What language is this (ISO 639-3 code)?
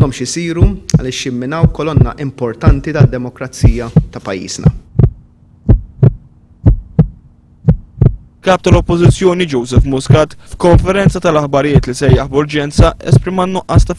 swe